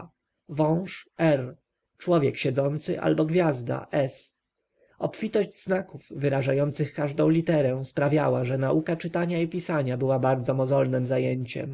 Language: Polish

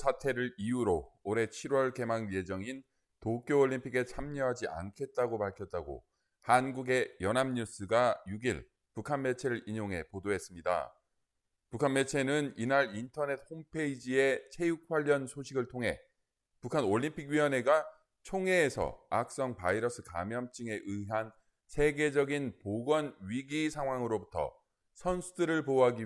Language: Korean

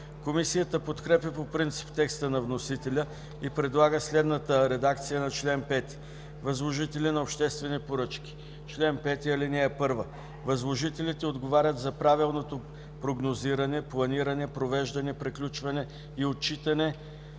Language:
Bulgarian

